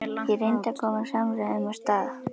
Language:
Icelandic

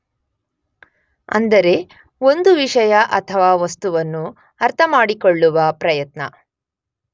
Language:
Kannada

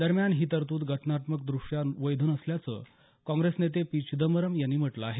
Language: Marathi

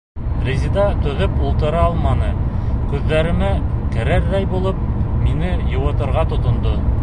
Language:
Bashkir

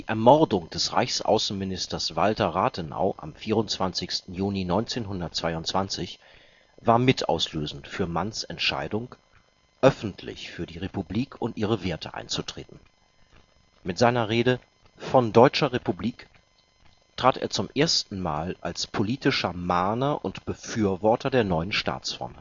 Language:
German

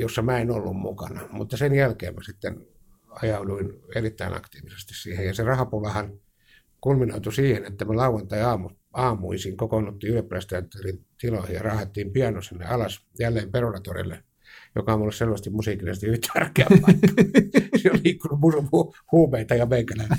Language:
Finnish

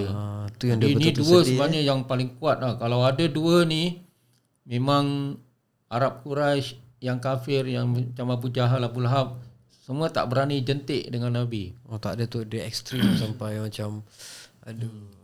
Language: Malay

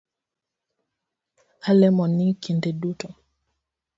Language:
Luo (Kenya and Tanzania)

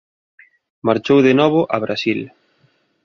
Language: Galician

